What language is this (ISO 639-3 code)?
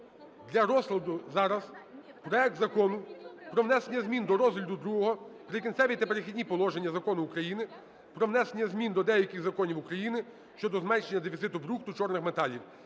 ukr